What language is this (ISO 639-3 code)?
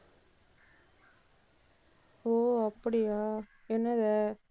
tam